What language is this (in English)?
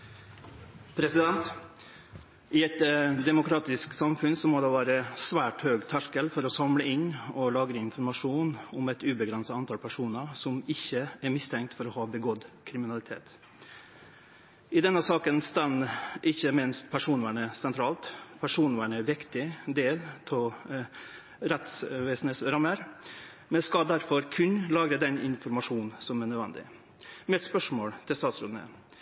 Norwegian Nynorsk